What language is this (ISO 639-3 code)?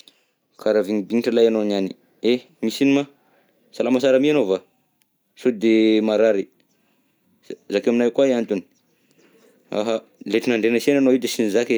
bzc